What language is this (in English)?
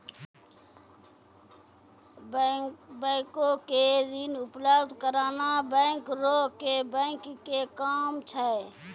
Maithili